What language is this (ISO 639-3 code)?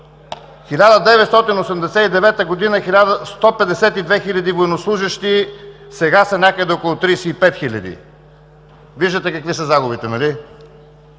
bul